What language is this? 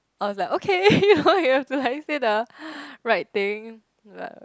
English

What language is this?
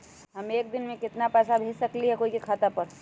Magahi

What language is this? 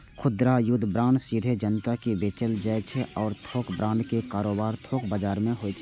Maithili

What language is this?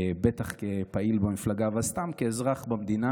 Hebrew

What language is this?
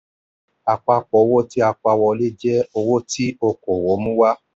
Yoruba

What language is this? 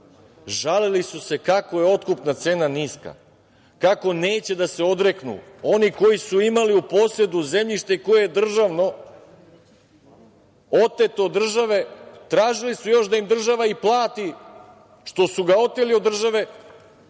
Serbian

